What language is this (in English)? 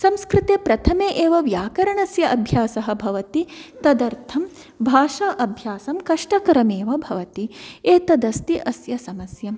Sanskrit